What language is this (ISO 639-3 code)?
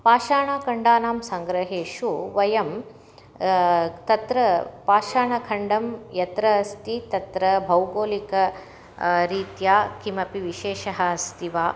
san